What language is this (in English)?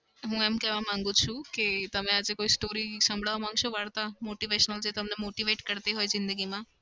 Gujarati